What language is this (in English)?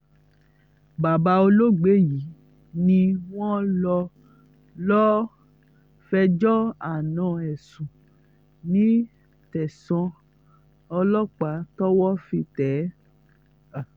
Yoruba